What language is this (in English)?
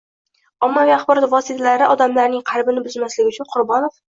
Uzbek